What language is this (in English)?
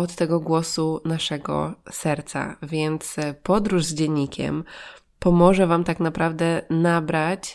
Polish